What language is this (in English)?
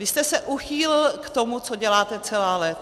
Czech